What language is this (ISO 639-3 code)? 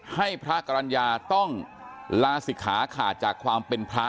tha